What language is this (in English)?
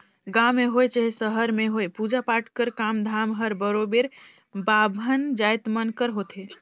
Chhattisgarhi